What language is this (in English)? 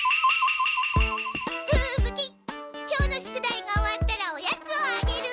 Japanese